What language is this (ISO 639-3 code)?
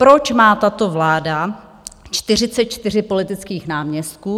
ces